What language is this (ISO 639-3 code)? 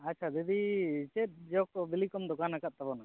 sat